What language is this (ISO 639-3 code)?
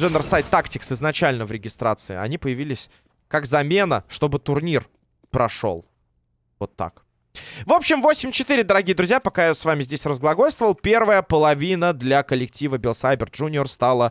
rus